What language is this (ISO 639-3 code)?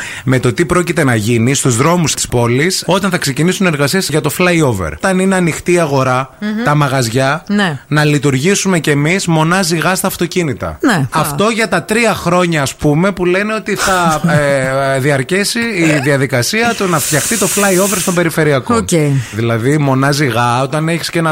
ell